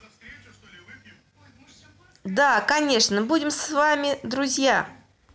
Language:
Russian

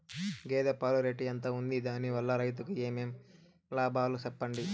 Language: Telugu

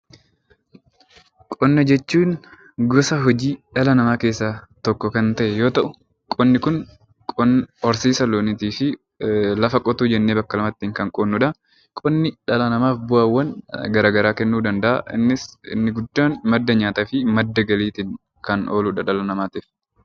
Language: Oromo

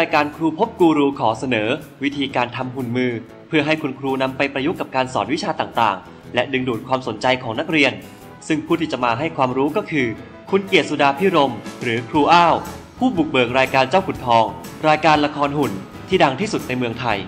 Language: Thai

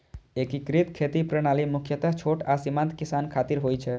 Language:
Maithili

